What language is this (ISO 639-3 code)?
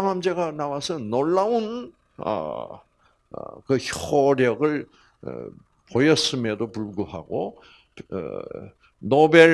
kor